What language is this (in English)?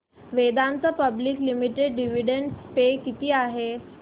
Marathi